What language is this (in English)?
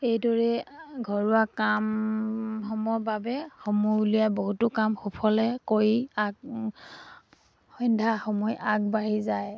Assamese